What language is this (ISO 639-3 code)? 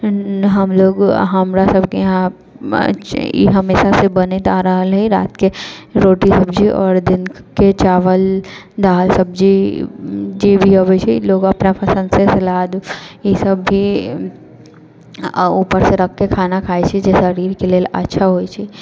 mai